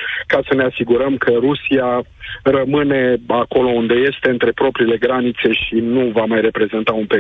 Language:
Romanian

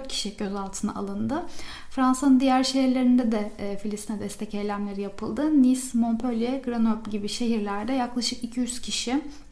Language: Turkish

